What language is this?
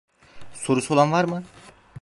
Turkish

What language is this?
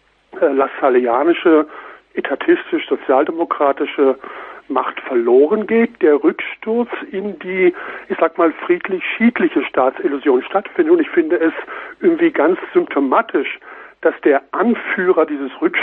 German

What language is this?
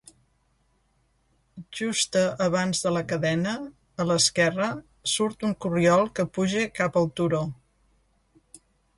Catalan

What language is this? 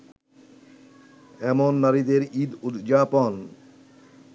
Bangla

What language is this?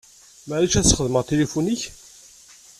Kabyle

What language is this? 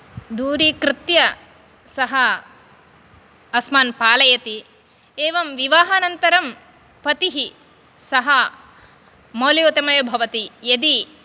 Sanskrit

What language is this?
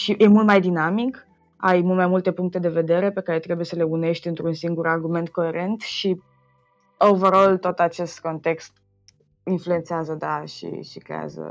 Romanian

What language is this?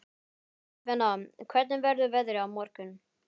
Icelandic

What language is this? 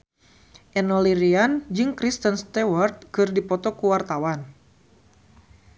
Sundanese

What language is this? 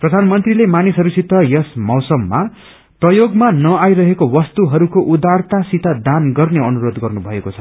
Nepali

